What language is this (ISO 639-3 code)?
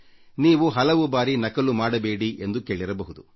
kan